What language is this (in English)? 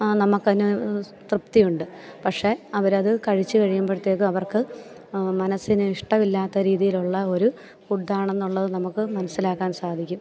Malayalam